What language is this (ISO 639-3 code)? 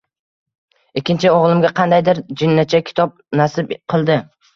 uzb